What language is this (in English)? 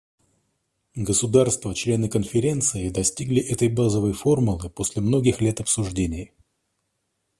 Russian